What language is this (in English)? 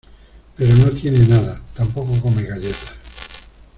Spanish